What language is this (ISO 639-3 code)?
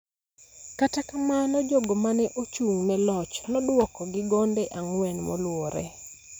luo